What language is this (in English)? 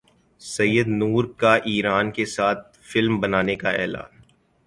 Urdu